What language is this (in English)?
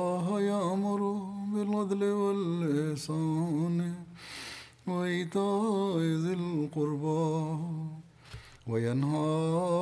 Tamil